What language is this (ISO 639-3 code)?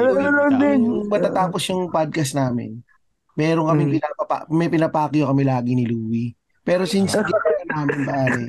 fil